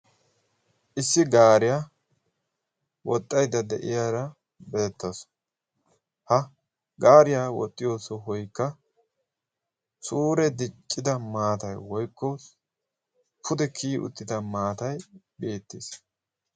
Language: Wolaytta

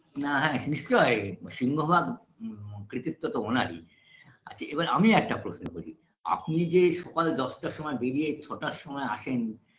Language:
Bangla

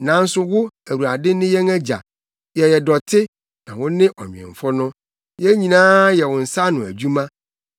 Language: Akan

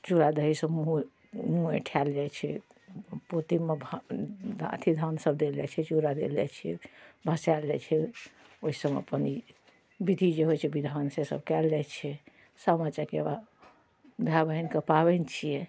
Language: Maithili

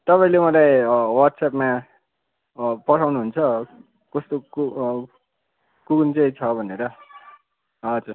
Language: Nepali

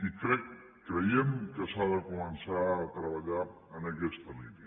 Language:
Catalan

